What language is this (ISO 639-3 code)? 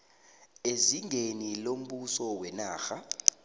nbl